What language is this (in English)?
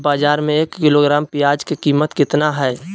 Magahi